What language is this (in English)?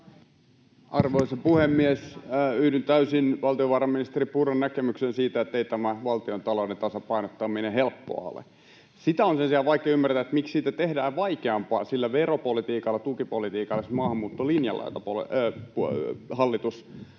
Finnish